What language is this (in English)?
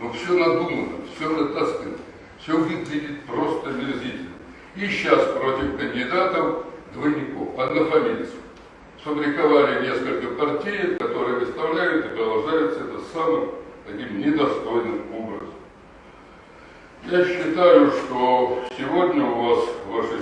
Russian